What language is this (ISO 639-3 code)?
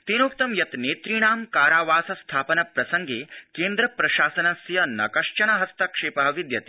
san